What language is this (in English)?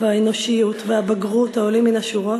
Hebrew